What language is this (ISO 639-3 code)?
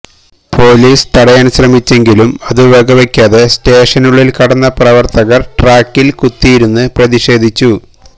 mal